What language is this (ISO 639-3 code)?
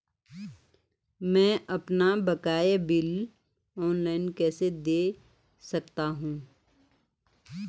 hin